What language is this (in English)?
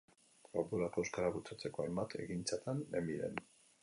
Basque